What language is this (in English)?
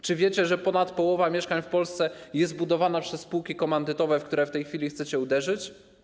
Polish